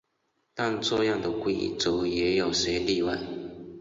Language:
Chinese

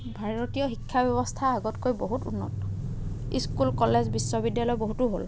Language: Assamese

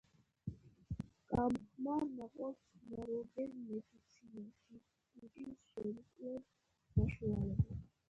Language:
Georgian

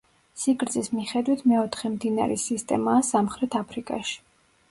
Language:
Georgian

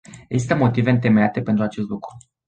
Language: Romanian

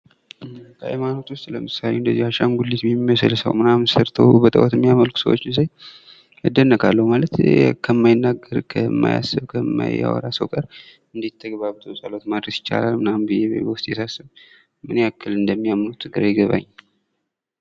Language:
Amharic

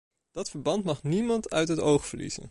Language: Dutch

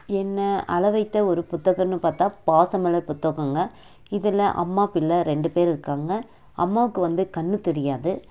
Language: Tamil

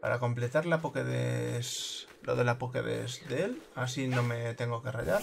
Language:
Spanish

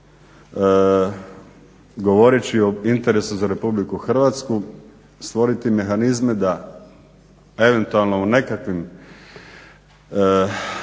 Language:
Croatian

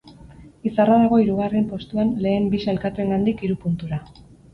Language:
Basque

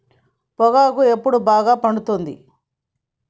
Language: Telugu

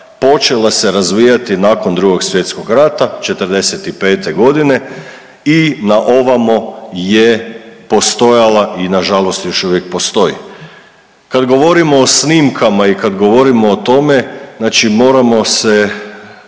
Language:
Croatian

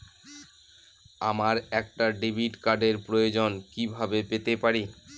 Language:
Bangla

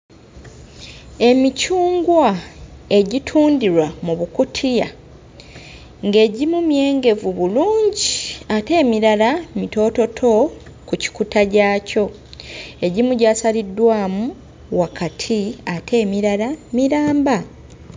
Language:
Ganda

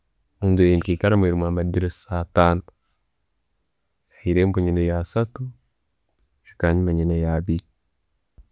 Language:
Tooro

